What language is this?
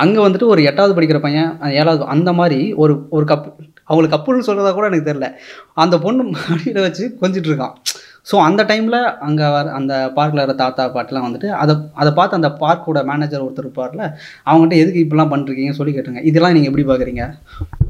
Tamil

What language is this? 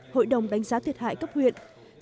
Vietnamese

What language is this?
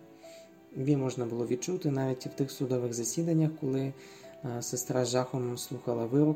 Ukrainian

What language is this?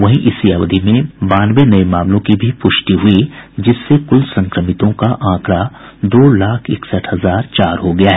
Hindi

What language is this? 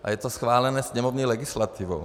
Czech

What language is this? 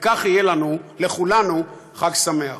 Hebrew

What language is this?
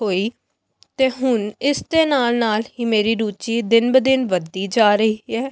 Punjabi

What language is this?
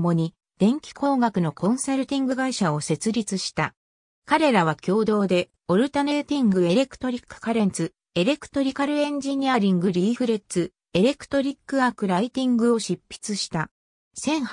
Japanese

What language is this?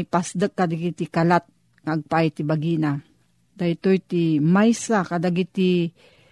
Filipino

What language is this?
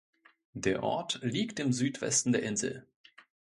German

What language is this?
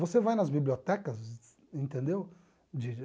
Portuguese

